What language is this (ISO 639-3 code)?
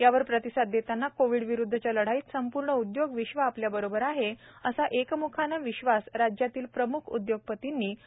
mar